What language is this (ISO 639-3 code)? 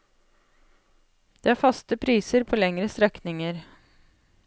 nor